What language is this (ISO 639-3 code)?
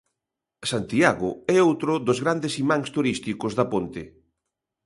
glg